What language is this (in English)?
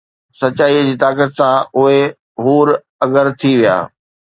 Sindhi